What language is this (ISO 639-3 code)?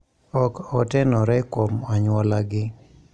luo